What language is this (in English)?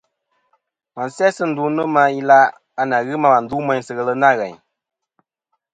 Kom